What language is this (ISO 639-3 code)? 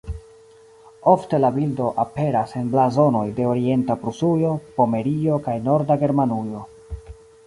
epo